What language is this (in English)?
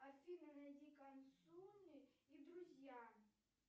Russian